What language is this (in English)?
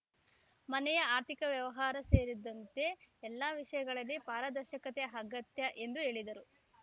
Kannada